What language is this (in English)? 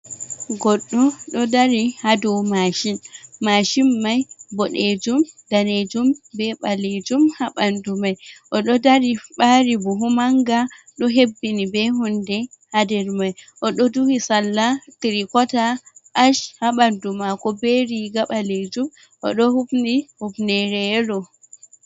Fula